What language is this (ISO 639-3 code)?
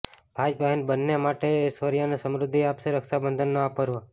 guj